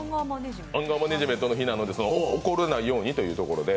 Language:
Japanese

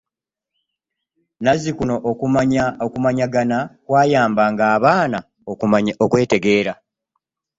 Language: Ganda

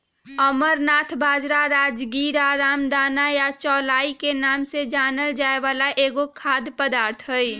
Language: Magahi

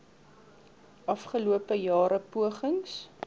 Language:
Afrikaans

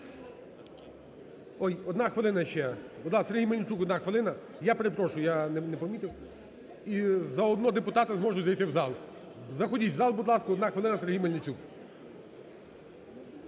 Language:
Ukrainian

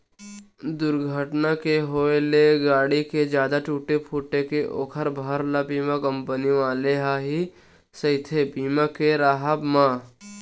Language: Chhattisgarhi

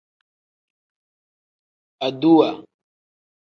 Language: Tem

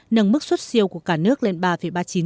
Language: Vietnamese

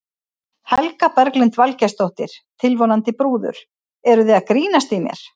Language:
Icelandic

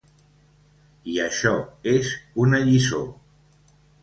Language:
Catalan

